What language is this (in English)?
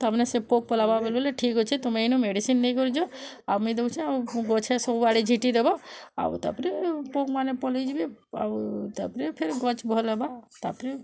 Odia